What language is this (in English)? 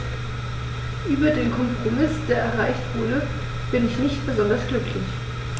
German